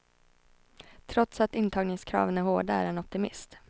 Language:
Swedish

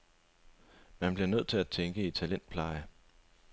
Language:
Danish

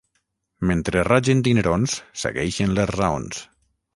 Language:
Catalan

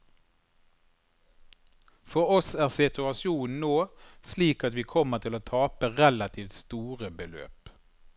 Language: Norwegian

